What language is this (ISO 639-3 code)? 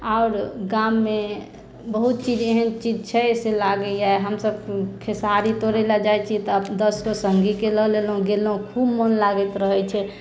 mai